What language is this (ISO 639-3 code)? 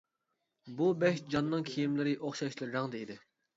uig